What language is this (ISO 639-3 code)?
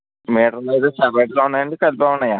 tel